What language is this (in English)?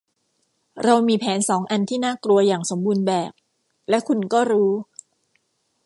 Thai